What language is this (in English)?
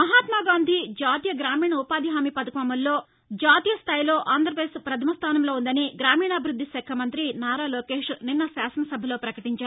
Telugu